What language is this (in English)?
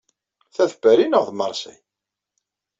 Kabyle